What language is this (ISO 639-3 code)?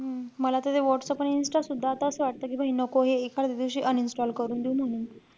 mar